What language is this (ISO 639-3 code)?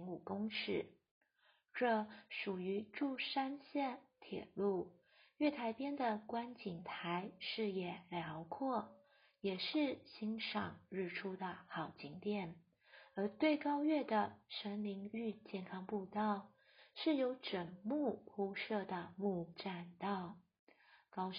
zho